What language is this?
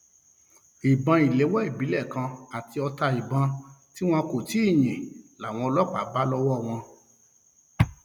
Yoruba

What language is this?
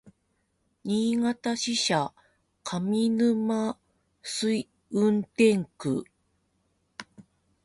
Japanese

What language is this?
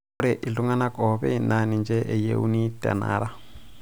Masai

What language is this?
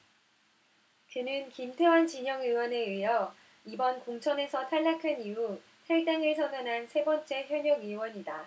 Korean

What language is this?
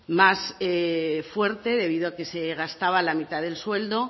Spanish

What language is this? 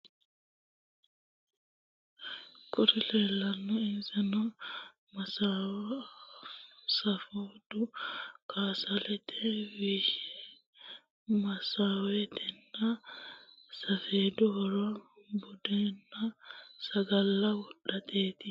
Sidamo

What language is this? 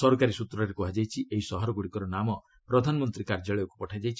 Odia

